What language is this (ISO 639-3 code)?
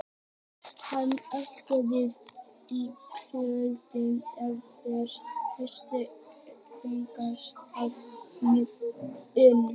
isl